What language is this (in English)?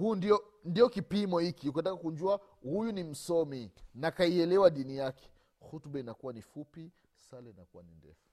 Swahili